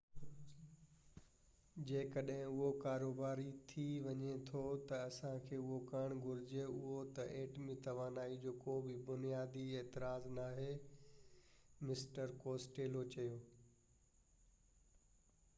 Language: Sindhi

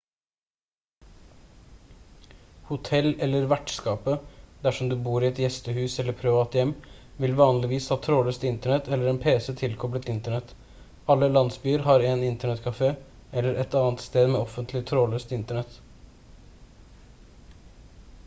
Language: Norwegian Bokmål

